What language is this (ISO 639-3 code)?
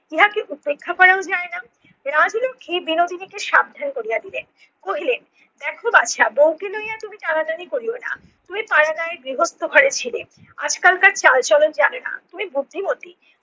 ben